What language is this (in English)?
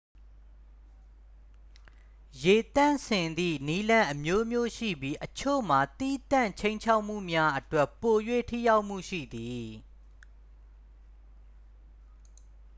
Burmese